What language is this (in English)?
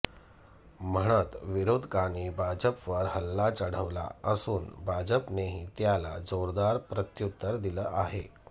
Marathi